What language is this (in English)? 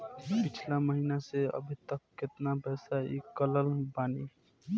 Bhojpuri